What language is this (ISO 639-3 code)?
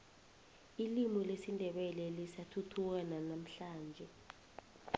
nbl